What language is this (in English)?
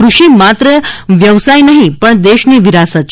Gujarati